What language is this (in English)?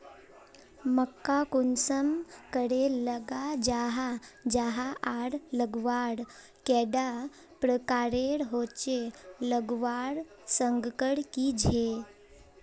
Magahi